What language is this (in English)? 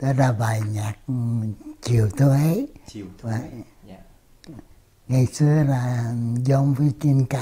Vietnamese